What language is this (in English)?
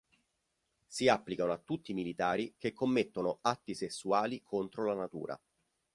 Italian